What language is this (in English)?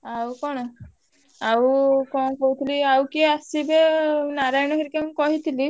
Odia